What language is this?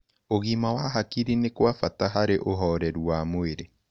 Kikuyu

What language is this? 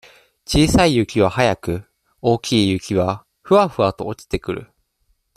Japanese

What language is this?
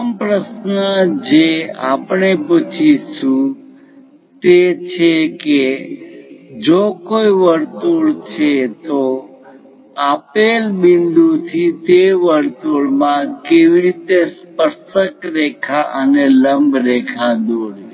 Gujarati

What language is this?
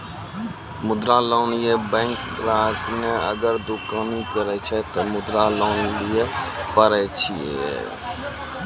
Maithili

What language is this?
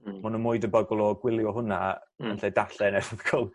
Welsh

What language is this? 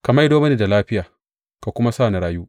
Hausa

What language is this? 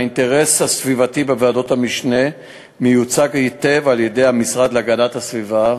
Hebrew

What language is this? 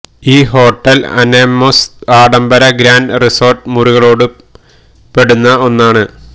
Malayalam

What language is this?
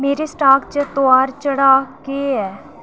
Dogri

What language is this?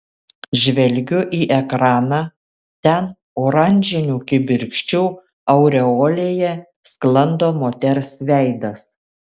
Lithuanian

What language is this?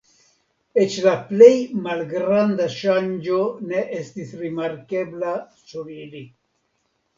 Esperanto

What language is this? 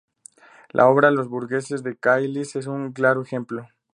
Spanish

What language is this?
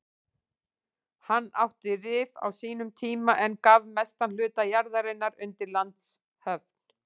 Icelandic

